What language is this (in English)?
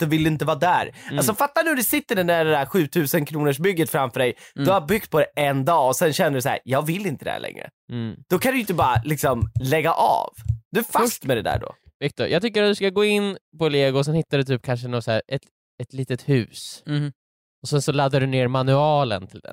Swedish